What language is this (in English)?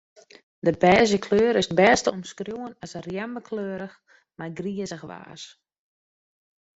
Western Frisian